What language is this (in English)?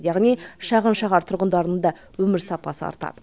Kazakh